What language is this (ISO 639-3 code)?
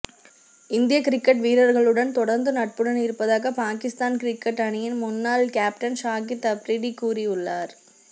tam